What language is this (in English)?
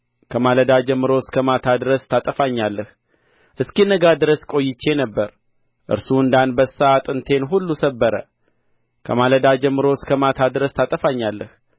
Amharic